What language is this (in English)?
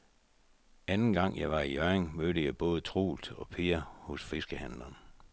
Danish